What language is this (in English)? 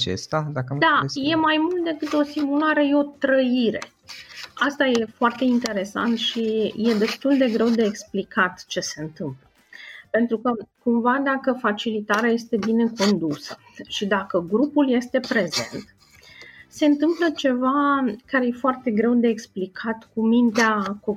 Romanian